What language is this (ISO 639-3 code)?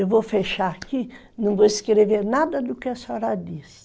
por